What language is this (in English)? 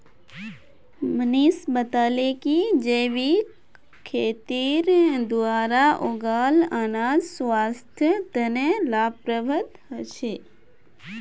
Magahi